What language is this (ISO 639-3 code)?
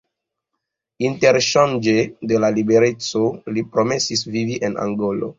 epo